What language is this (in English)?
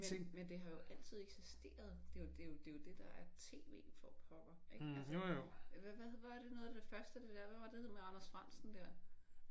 Danish